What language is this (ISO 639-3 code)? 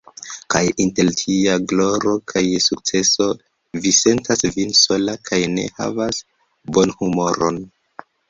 epo